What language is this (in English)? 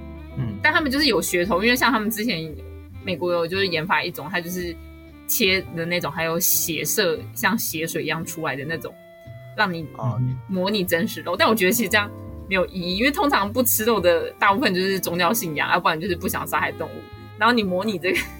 Chinese